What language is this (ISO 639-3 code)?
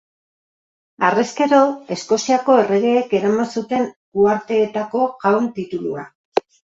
eus